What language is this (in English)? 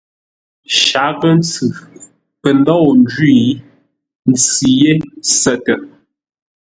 Ngombale